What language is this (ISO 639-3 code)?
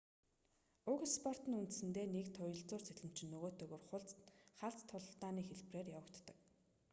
mon